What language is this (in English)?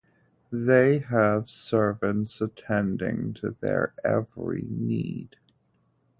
English